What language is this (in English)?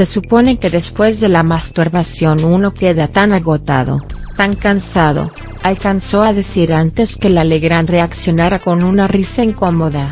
Spanish